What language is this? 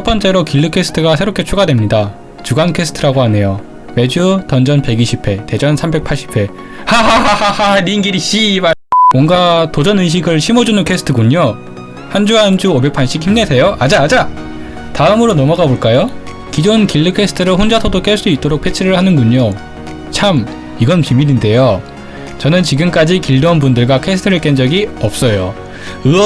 Korean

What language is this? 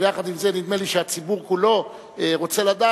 Hebrew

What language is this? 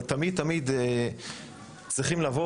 Hebrew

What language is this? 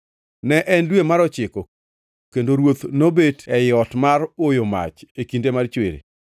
Luo (Kenya and Tanzania)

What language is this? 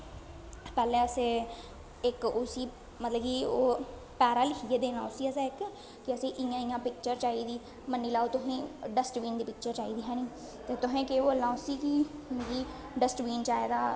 Dogri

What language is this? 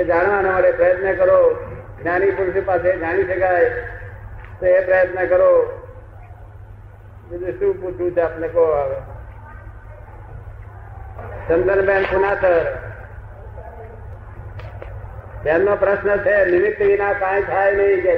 Gujarati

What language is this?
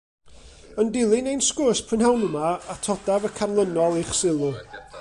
Welsh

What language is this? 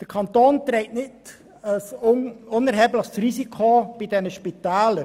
Swiss German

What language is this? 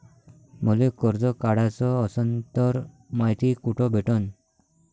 Marathi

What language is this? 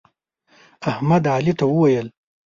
Pashto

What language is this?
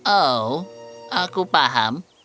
Indonesian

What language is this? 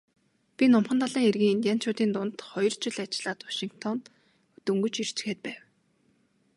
Mongolian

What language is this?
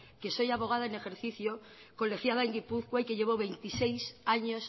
Spanish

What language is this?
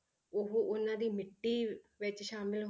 Punjabi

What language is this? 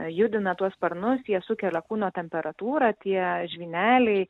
Lithuanian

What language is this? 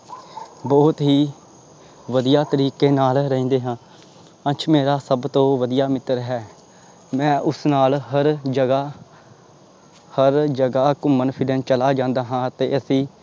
Punjabi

